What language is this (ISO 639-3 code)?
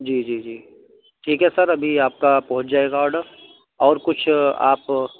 urd